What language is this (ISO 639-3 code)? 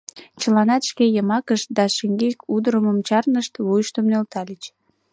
chm